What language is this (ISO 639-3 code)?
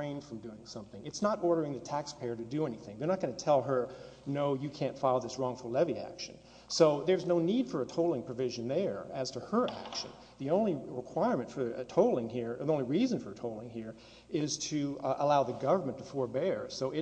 eng